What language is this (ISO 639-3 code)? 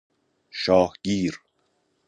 fas